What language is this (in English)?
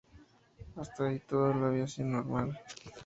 Spanish